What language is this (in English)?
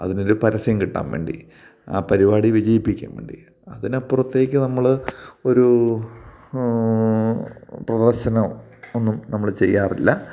Malayalam